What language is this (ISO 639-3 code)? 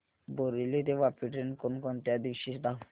mar